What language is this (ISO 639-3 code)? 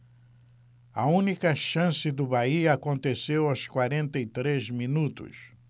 por